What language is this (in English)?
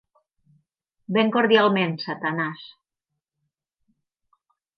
Catalan